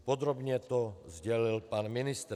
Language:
Czech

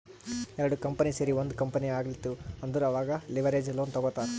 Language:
Kannada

